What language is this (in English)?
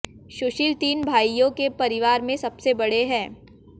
Hindi